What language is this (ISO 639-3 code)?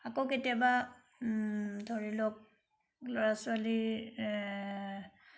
asm